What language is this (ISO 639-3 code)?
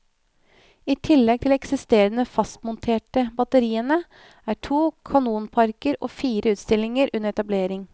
nor